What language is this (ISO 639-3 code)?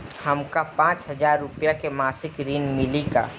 bho